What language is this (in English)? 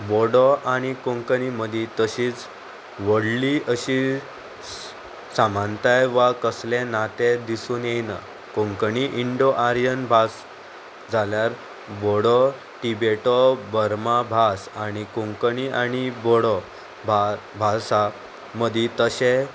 Konkani